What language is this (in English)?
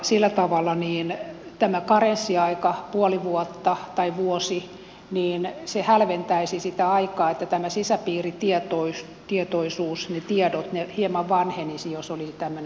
Finnish